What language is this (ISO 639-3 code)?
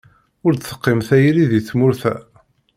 kab